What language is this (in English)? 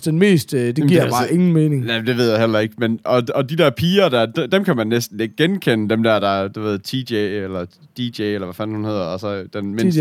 Danish